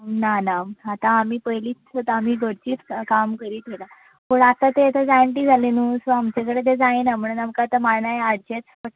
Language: Konkani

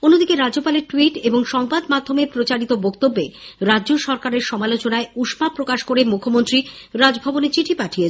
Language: Bangla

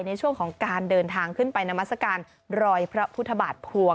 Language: Thai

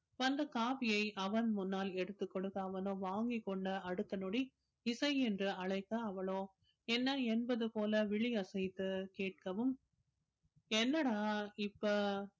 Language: Tamil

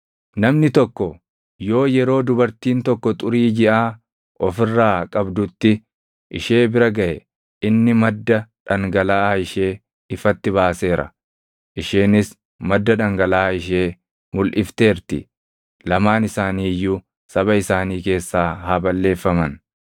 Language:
Oromo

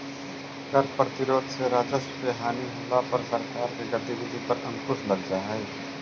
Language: Magahi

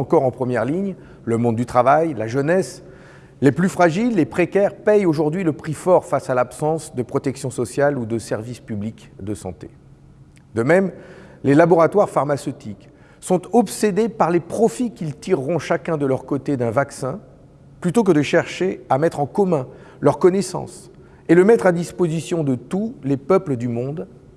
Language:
French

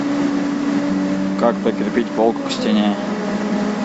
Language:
Russian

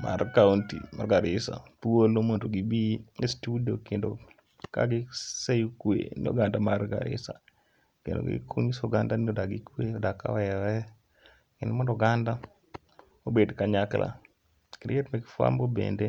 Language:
Luo (Kenya and Tanzania)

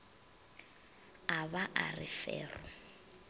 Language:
Northern Sotho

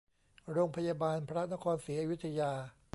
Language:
Thai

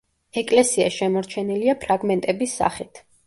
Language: Georgian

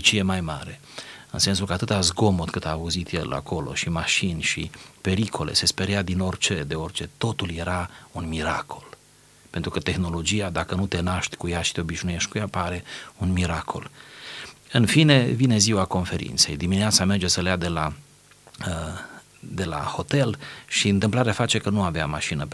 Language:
Romanian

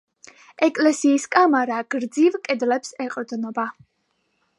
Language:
Georgian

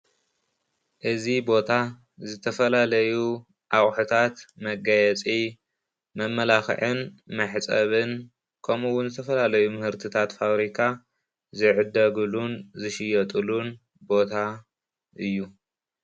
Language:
Tigrinya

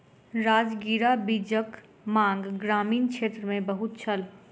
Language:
Maithili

